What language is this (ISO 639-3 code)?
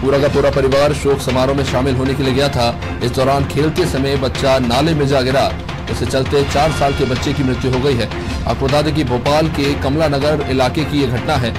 hin